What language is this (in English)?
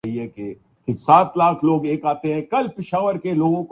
Urdu